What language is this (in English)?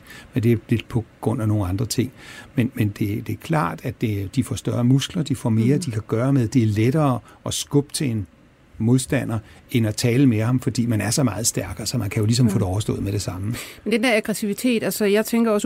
Danish